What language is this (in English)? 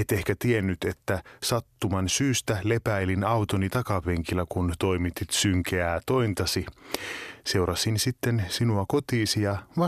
Finnish